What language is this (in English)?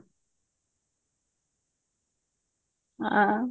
Odia